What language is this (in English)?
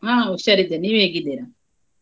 Kannada